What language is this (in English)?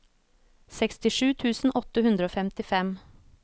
Norwegian